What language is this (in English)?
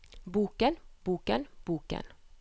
Norwegian